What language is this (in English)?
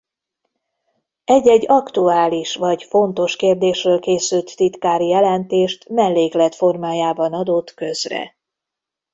Hungarian